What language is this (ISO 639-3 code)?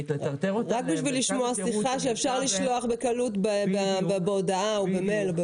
heb